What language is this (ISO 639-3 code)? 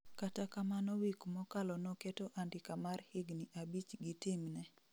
luo